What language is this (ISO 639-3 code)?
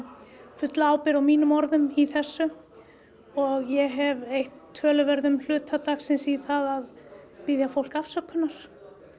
isl